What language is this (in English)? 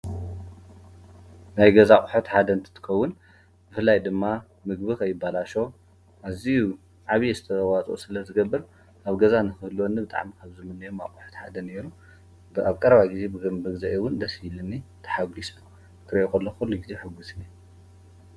Tigrinya